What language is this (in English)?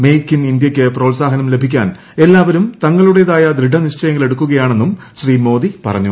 Malayalam